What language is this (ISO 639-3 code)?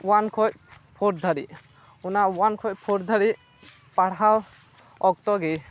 sat